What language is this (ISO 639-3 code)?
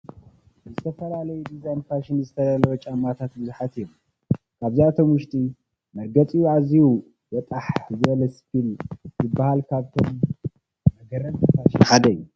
tir